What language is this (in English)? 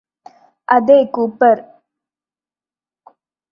Malayalam